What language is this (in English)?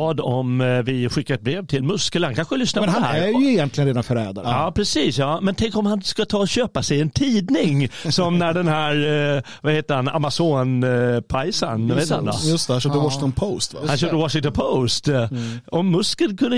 Swedish